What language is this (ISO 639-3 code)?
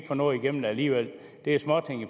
dan